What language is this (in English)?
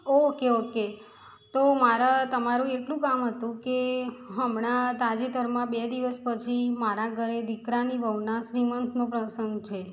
Gujarati